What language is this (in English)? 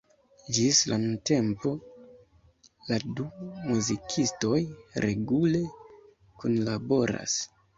Esperanto